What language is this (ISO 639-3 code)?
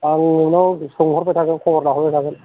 brx